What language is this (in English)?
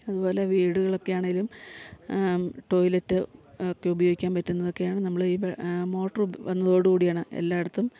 Malayalam